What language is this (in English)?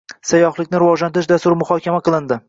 Uzbek